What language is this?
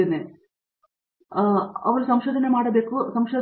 Kannada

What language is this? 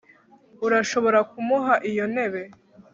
Kinyarwanda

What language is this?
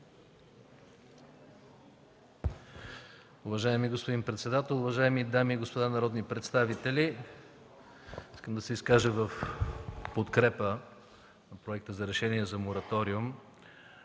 Bulgarian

